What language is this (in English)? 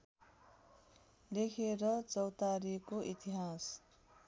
Nepali